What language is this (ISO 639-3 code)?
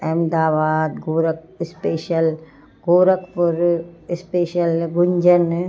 snd